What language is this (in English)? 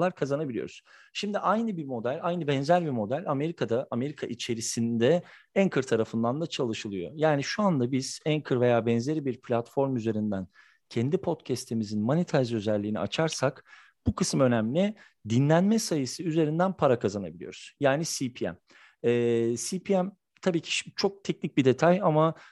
Turkish